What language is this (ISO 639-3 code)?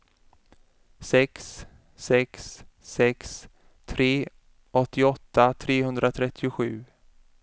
swe